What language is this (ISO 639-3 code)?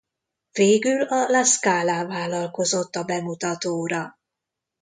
hun